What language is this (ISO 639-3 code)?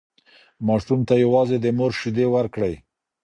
pus